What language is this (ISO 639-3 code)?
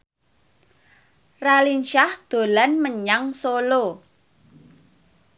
jav